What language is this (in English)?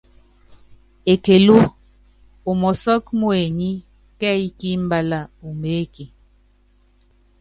Yangben